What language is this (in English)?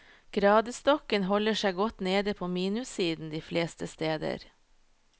Norwegian